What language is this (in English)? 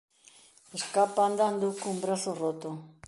Galician